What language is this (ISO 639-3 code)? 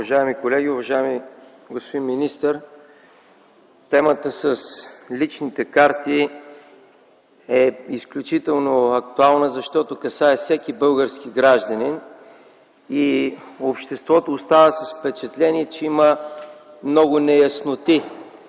bul